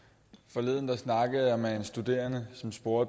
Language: Danish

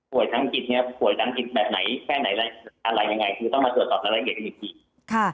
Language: Thai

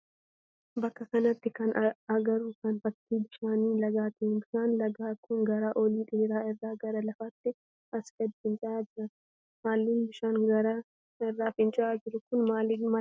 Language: Oromo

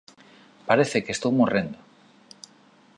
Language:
Galician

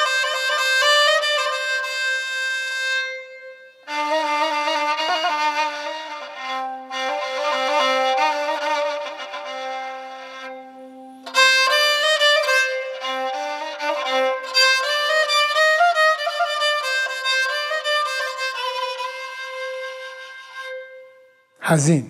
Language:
Persian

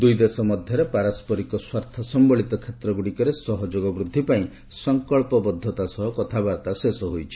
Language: Odia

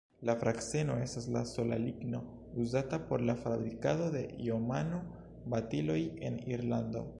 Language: Esperanto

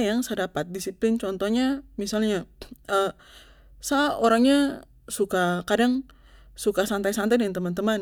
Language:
Papuan Malay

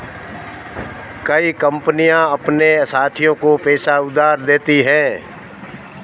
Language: Hindi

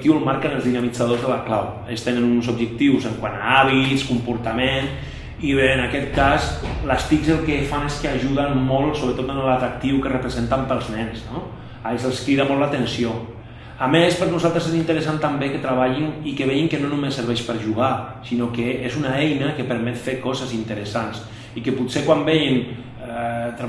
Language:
Spanish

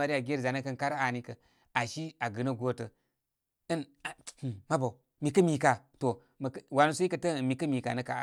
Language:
Koma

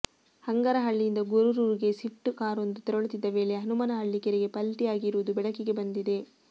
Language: Kannada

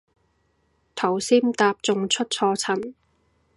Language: Cantonese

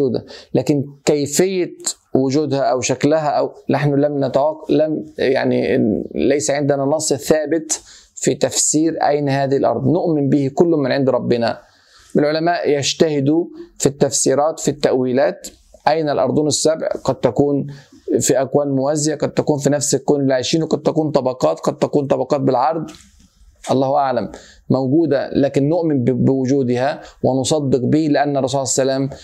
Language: Arabic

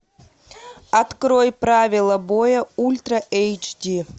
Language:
Russian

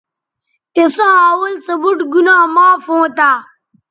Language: Bateri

